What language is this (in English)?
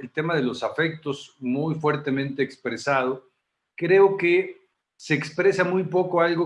Spanish